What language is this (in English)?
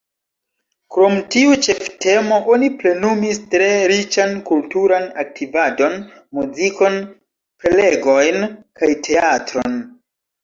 Esperanto